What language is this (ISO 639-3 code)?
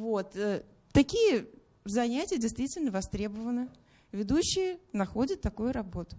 rus